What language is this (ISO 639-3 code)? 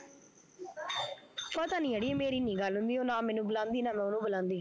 pan